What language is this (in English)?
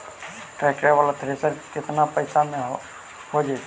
Magahi